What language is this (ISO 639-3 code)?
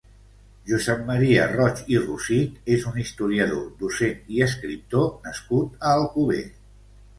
cat